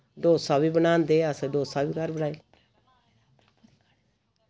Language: Dogri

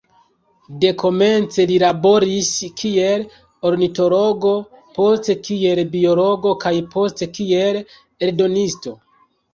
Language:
Esperanto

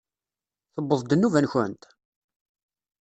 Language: Kabyle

